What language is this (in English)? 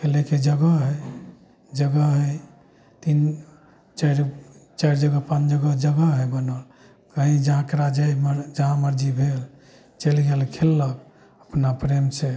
Maithili